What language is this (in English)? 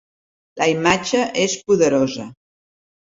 Catalan